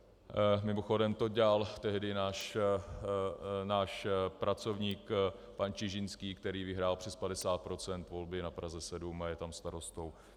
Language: Czech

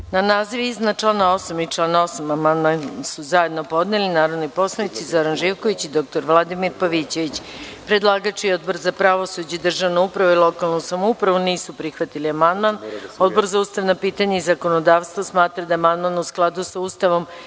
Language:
Serbian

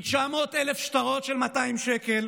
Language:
Hebrew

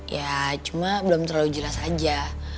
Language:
Indonesian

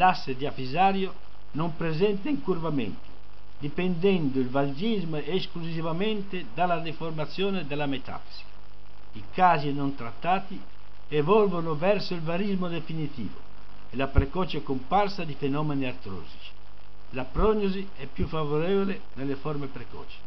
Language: Italian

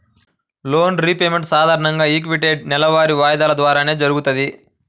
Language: Telugu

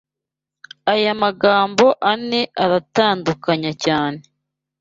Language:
Kinyarwanda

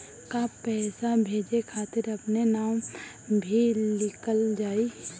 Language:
Bhojpuri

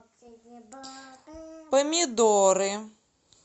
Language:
Russian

